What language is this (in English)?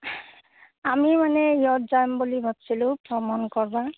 Assamese